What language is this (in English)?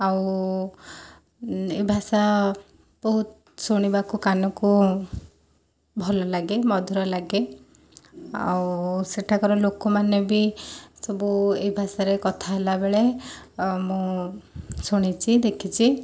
Odia